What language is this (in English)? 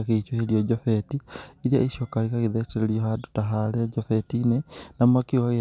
Kikuyu